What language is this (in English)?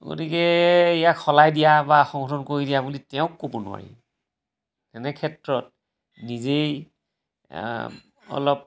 Assamese